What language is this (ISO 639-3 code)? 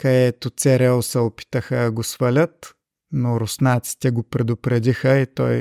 bul